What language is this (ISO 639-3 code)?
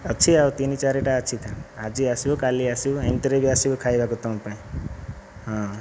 ori